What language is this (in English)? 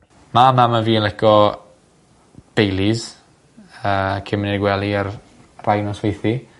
Welsh